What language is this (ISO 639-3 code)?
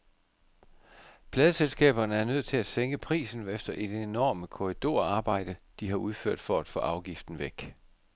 dan